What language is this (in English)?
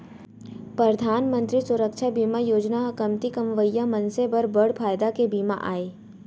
Chhattisgarhi